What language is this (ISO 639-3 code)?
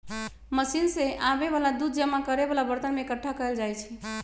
mag